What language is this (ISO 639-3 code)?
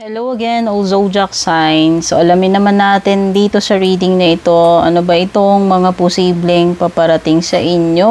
fil